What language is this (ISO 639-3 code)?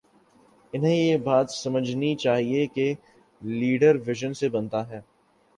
urd